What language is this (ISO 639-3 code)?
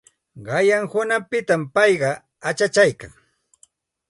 qxt